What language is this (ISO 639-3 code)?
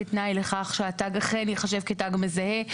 heb